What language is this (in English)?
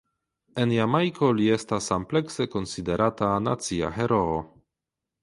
Esperanto